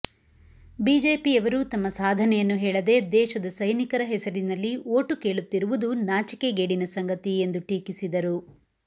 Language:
Kannada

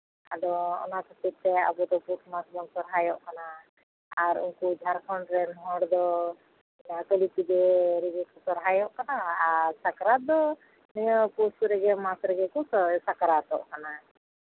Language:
Santali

